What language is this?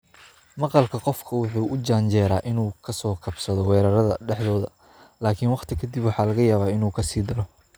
Somali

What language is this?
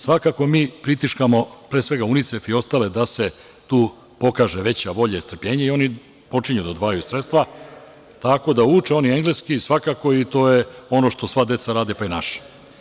Serbian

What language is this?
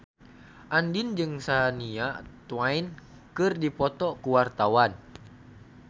Sundanese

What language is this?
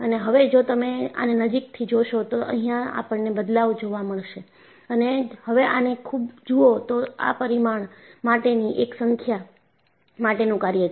Gujarati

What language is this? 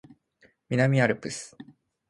Japanese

